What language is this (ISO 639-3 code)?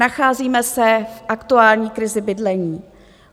ces